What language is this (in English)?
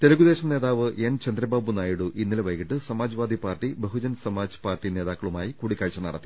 Malayalam